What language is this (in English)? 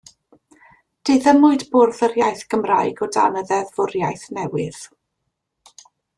Welsh